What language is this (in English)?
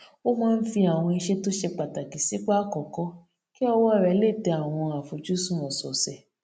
Yoruba